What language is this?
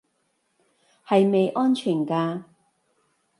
Cantonese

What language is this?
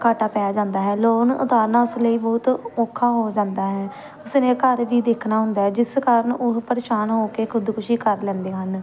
Punjabi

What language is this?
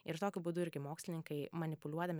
Lithuanian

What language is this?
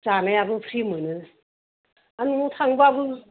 Bodo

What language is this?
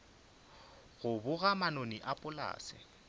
Northern Sotho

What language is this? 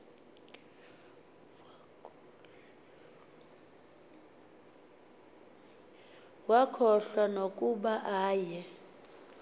Xhosa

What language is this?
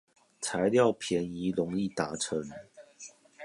Chinese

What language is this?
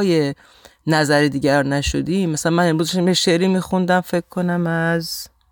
Persian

